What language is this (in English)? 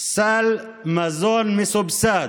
Hebrew